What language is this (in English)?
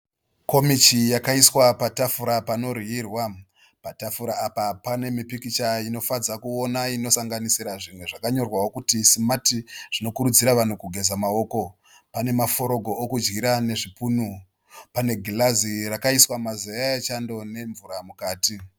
Shona